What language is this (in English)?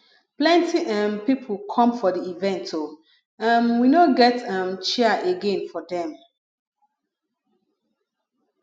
Nigerian Pidgin